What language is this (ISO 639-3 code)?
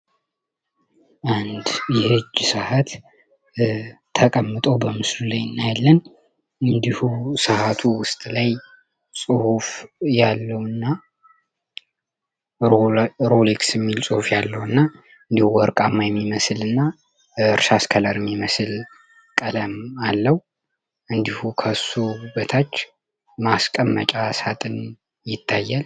amh